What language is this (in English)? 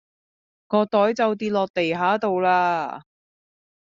Cantonese